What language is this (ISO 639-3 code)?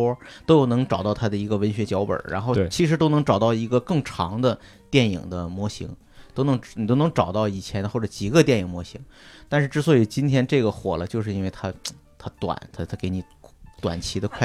zho